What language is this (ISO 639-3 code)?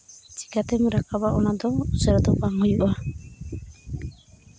sat